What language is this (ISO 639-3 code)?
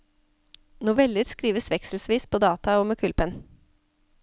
nor